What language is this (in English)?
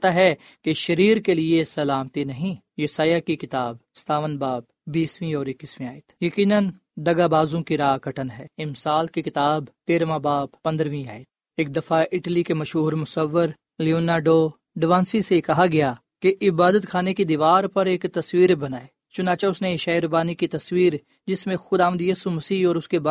Urdu